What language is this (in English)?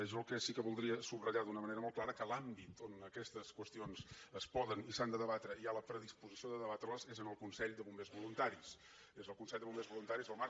Catalan